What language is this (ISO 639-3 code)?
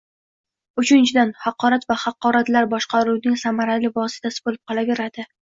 uzb